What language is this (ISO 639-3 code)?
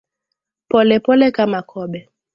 swa